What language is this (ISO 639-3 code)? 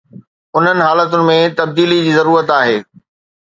snd